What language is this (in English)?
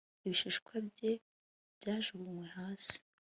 Kinyarwanda